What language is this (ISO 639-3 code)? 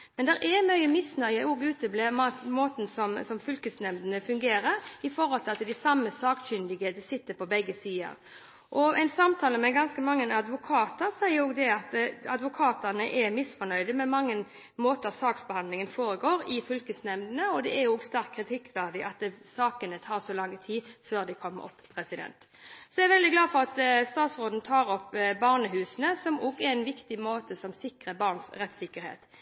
nob